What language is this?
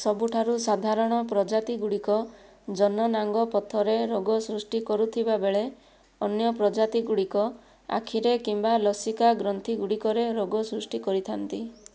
Odia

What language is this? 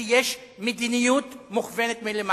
Hebrew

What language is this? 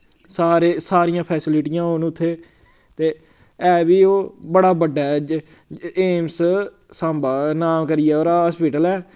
Dogri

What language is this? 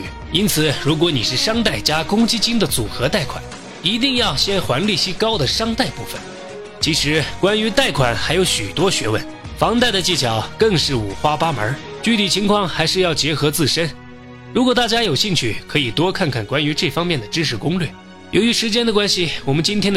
Chinese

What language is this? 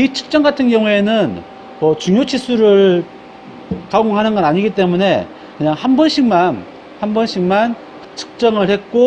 Korean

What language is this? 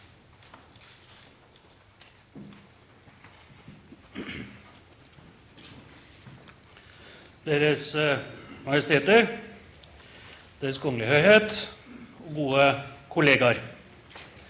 Norwegian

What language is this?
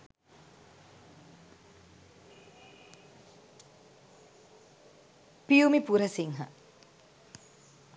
Sinhala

